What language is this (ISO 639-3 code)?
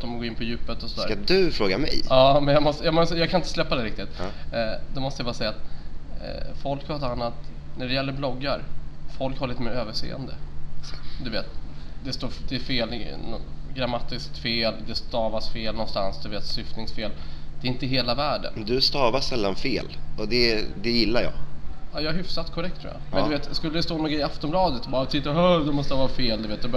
swe